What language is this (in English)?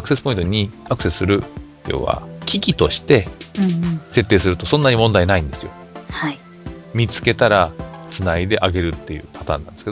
Japanese